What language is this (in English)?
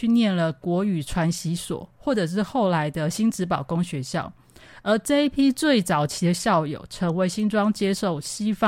Chinese